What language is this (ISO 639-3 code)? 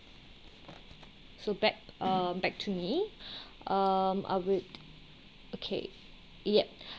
eng